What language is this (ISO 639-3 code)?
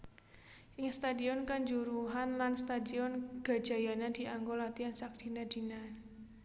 jav